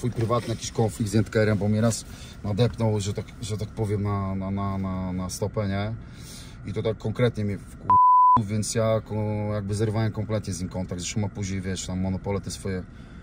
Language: Polish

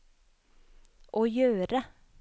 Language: Norwegian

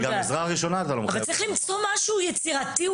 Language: Hebrew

